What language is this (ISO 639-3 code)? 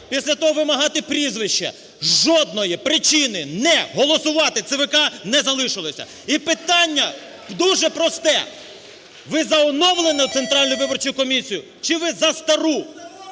ukr